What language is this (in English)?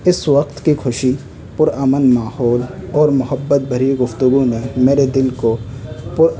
Urdu